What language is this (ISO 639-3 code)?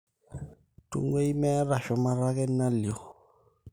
mas